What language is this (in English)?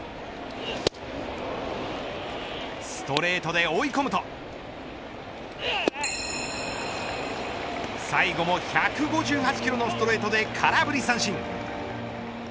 Japanese